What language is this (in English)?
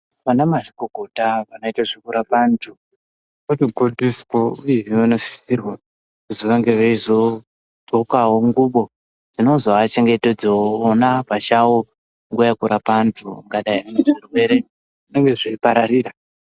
Ndau